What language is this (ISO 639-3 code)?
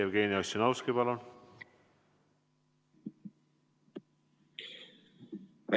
est